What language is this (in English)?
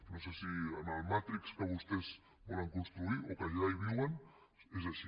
Catalan